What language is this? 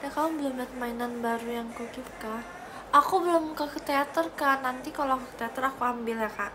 Indonesian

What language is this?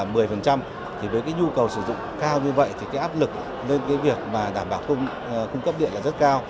Vietnamese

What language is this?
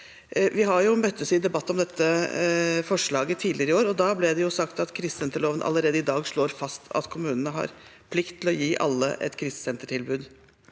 Norwegian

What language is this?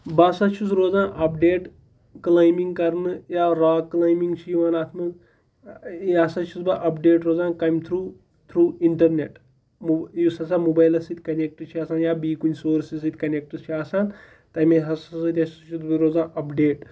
Kashmiri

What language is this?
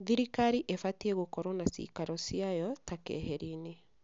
Kikuyu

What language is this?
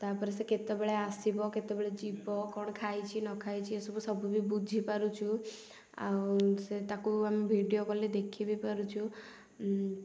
Odia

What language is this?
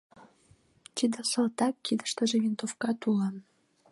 Mari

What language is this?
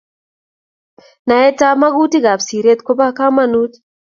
Kalenjin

